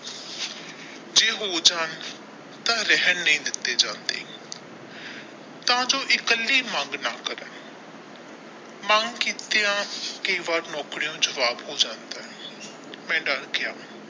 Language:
Punjabi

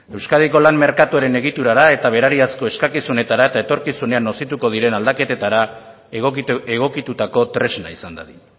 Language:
Basque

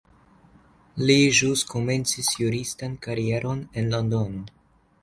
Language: Esperanto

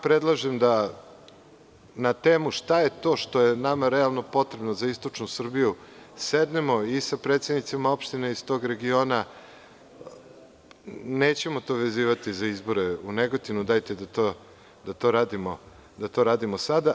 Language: Serbian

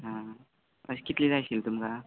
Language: Konkani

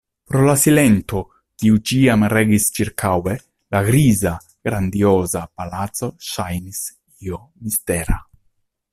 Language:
Esperanto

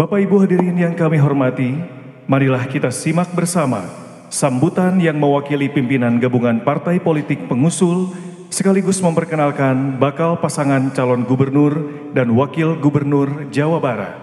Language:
Indonesian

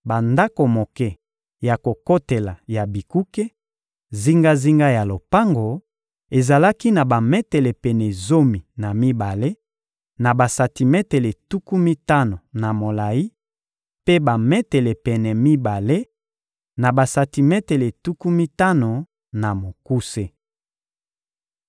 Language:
Lingala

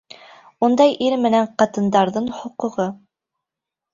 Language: Bashkir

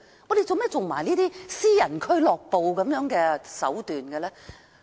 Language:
Cantonese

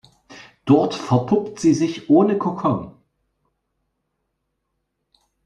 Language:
German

